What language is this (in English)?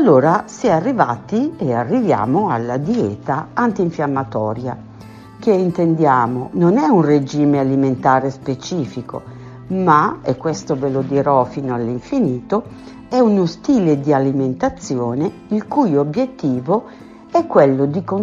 Italian